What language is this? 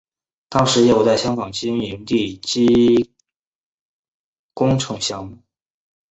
Chinese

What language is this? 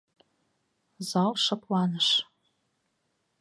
Mari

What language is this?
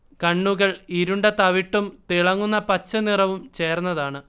Malayalam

